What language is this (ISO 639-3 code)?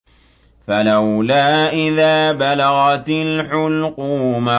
ara